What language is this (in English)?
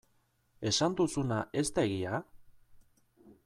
Basque